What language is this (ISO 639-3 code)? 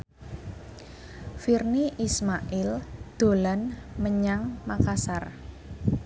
jav